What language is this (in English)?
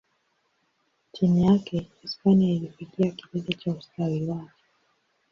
Swahili